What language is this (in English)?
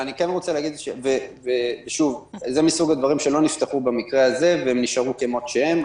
Hebrew